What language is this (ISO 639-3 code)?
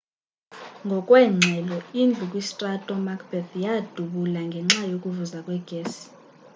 xho